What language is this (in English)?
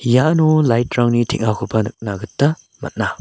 Garo